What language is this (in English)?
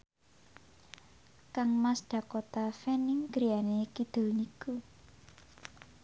Javanese